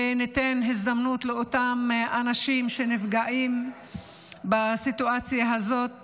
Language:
Hebrew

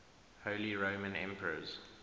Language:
English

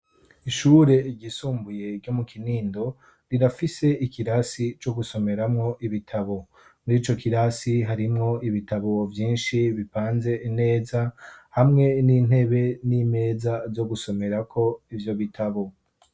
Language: Rundi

